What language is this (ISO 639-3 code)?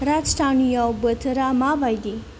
brx